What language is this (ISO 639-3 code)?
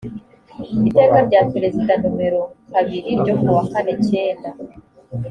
kin